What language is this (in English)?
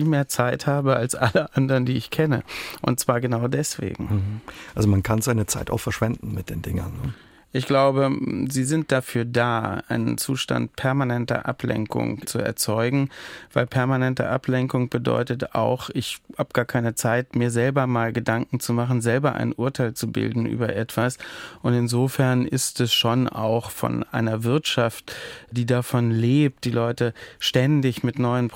German